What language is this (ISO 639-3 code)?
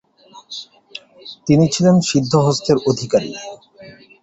ben